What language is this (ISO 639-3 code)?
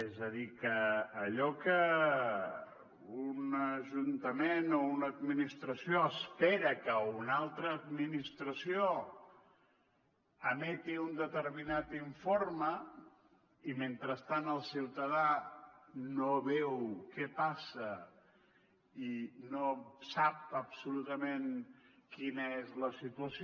cat